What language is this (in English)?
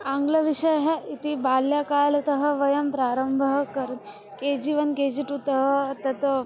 Sanskrit